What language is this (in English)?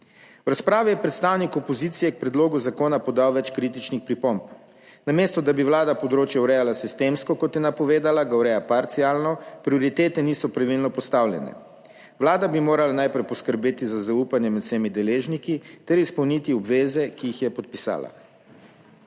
Slovenian